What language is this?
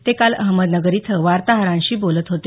Marathi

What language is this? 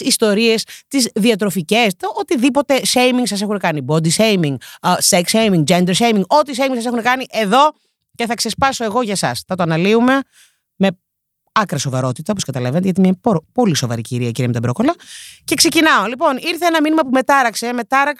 Greek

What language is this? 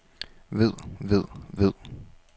Danish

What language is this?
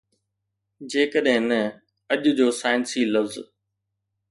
Sindhi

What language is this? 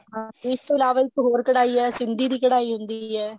Punjabi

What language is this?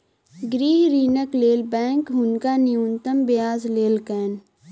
Maithili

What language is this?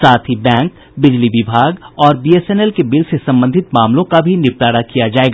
Hindi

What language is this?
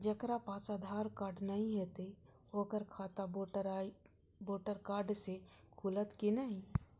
Maithili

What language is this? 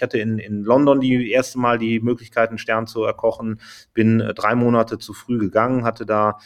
German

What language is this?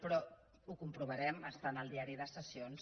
Catalan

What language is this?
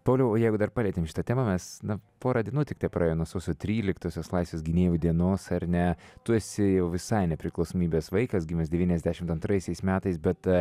Lithuanian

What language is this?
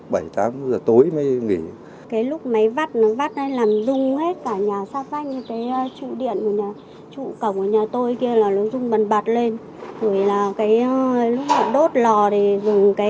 Vietnamese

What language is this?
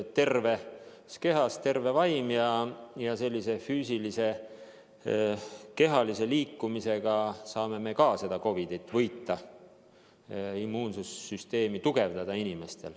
Estonian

